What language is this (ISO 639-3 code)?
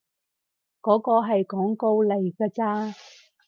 yue